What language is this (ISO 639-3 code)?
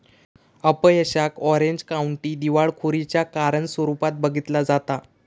mar